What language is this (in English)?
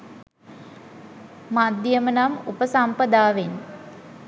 Sinhala